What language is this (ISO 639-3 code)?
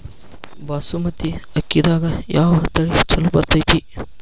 kan